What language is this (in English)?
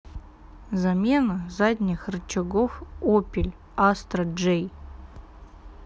Russian